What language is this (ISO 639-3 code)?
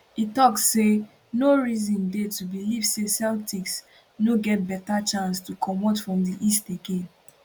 pcm